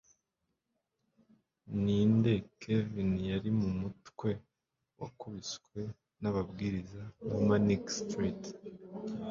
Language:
Kinyarwanda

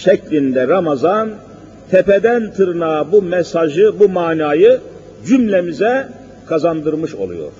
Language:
Turkish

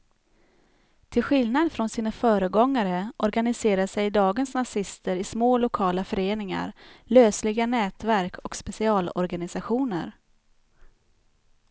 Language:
Swedish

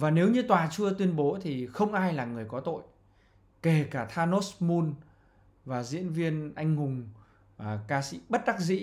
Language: Vietnamese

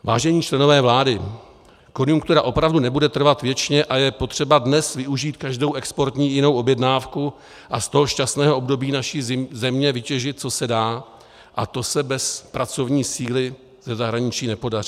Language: Czech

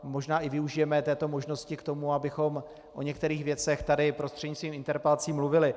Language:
Czech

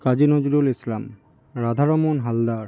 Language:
Bangla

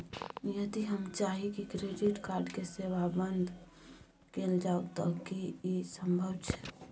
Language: Maithili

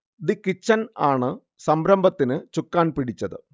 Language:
Malayalam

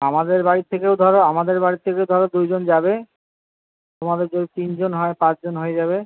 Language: Bangla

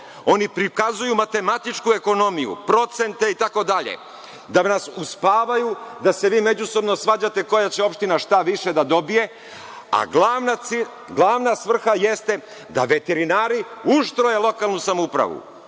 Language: Serbian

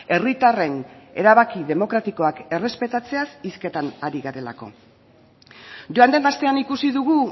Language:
Basque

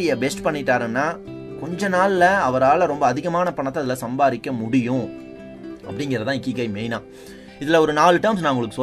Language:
Tamil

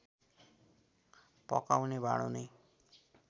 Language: Nepali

